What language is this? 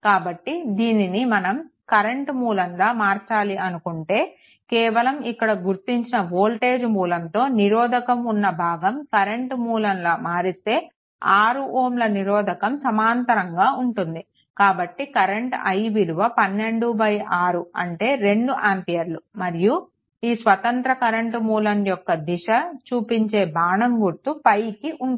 Telugu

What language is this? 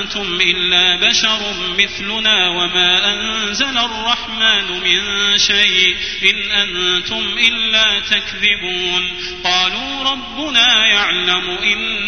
Arabic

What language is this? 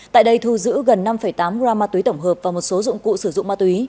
Vietnamese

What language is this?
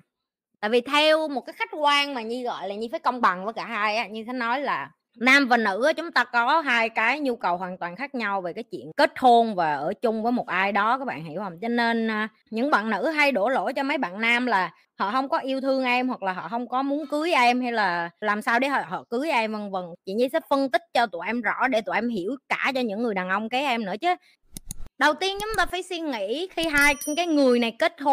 Vietnamese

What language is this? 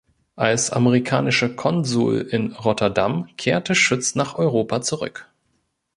German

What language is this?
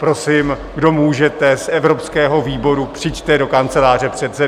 Czech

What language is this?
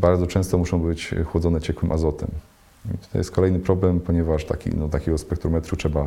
Polish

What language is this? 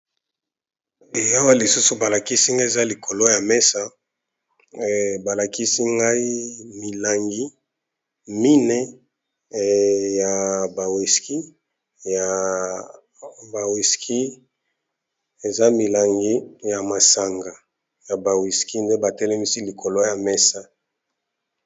Lingala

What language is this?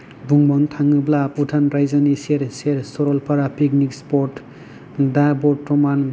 Bodo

